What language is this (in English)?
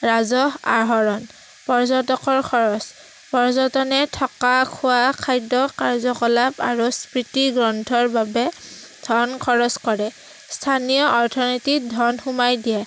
Assamese